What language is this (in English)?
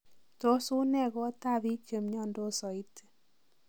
Kalenjin